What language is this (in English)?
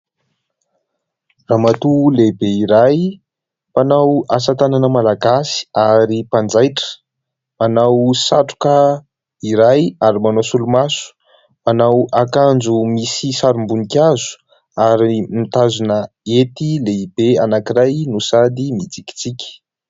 Malagasy